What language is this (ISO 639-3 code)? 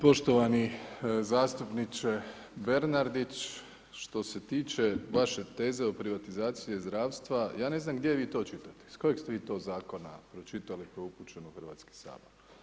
hrv